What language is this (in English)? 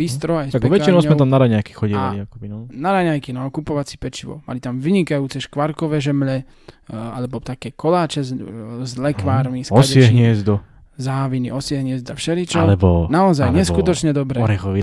Slovak